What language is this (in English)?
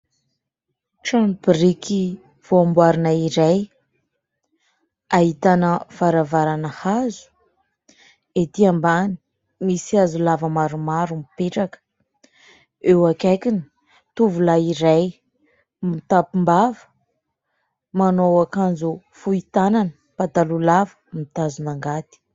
Malagasy